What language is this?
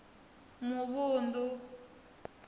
Venda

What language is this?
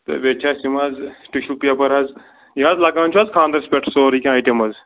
Kashmiri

